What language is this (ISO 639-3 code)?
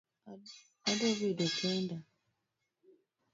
luo